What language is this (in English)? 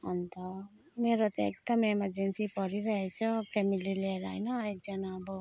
Nepali